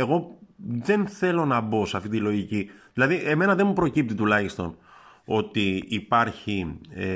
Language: Greek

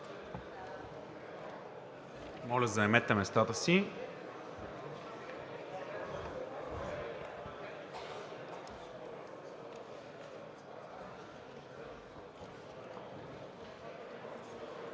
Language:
Bulgarian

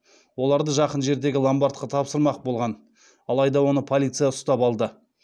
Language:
Kazakh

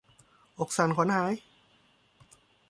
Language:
Thai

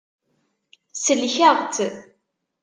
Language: Kabyle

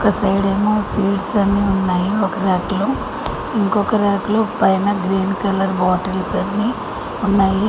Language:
Telugu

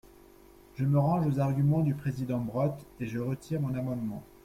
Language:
French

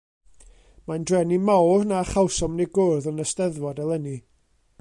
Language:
Welsh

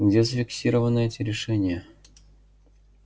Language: Russian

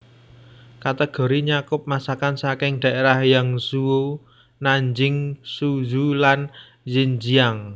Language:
Javanese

